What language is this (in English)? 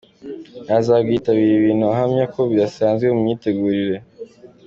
Kinyarwanda